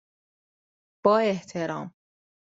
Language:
Persian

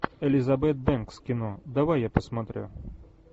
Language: Russian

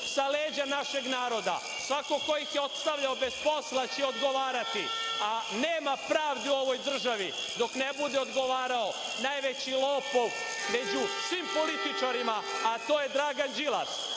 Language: Serbian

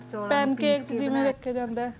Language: Punjabi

